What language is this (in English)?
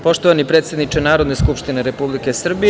Serbian